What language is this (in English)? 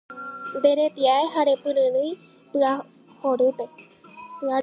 Guarani